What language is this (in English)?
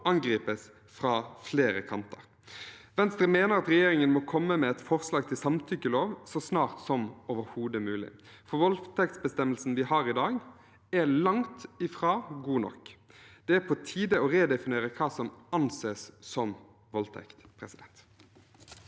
Norwegian